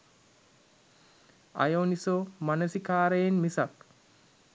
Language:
Sinhala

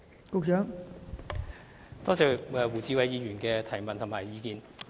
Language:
Cantonese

